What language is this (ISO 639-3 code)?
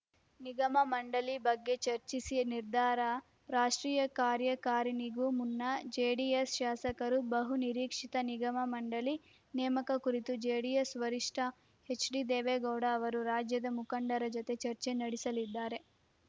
kan